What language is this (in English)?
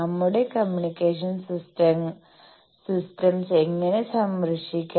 Malayalam